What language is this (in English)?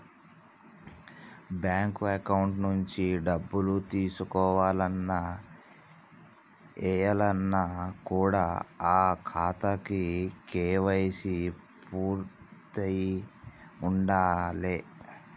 Telugu